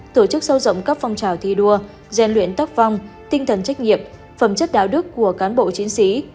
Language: Vietnamese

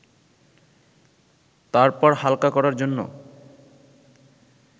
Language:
Bangla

